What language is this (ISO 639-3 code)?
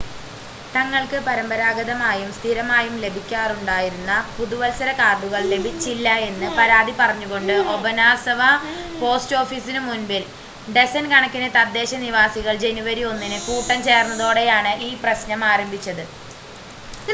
mal